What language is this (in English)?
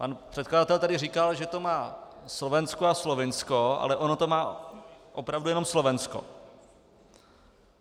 Czech